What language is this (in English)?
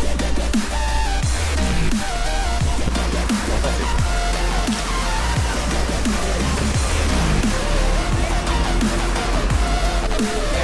Polish